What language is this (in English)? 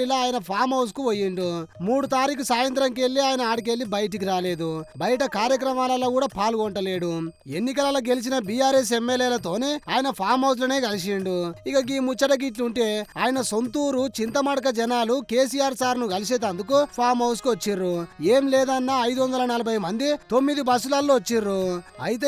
Telugu